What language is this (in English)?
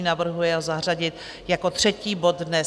Czech